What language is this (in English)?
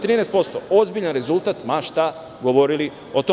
Serbian